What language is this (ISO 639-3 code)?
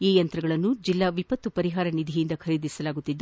kan